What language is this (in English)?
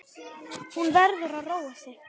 Icelandic